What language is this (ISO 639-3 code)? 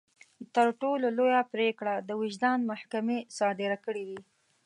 pus